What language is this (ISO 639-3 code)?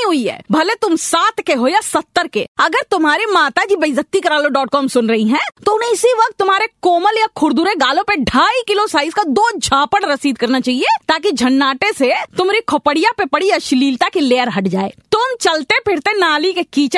hin